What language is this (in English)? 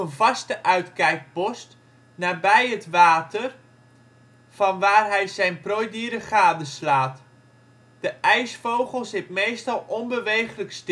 Dutch